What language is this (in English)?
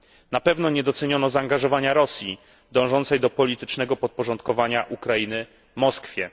Polish